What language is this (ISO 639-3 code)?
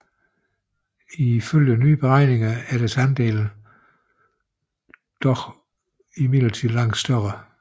dan